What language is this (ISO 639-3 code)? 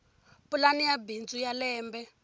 tso